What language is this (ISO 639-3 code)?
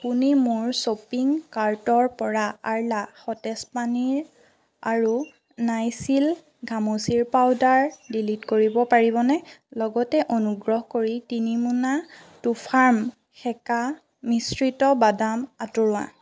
asm